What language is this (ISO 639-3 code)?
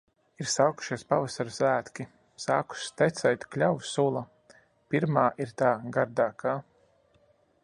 lav